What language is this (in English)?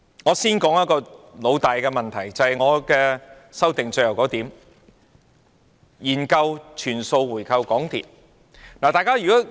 Cantonese